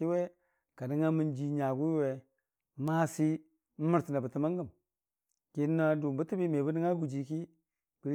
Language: Dijim-Bwilim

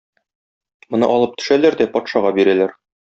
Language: Tatar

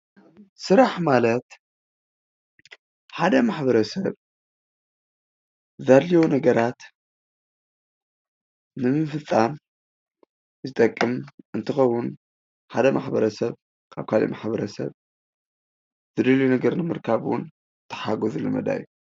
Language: Tigrinya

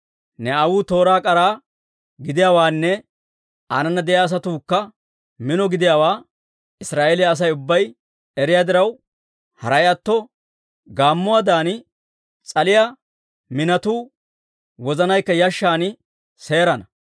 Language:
Dawro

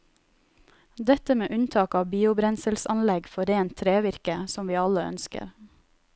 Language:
Norwegian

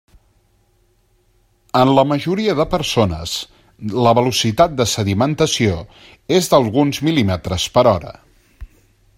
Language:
Catalan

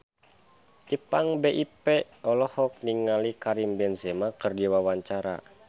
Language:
Sundanese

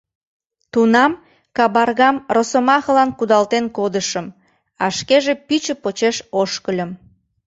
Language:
Mari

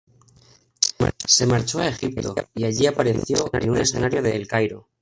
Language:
Spanish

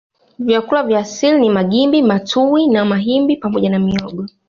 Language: Swahili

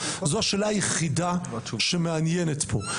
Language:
Hebrew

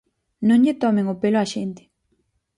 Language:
Galician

